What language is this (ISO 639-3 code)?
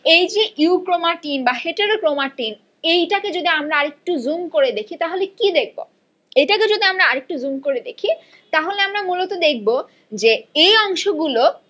ben